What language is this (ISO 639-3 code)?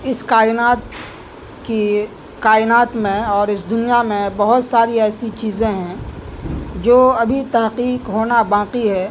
urd